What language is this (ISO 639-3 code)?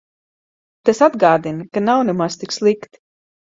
lav